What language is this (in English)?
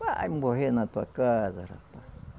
Portuguese